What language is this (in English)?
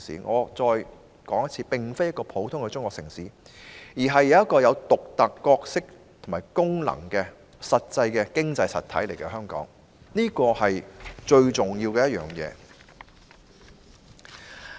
Cantonese